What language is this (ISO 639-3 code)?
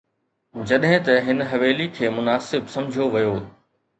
snd